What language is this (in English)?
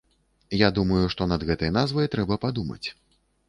Belarusian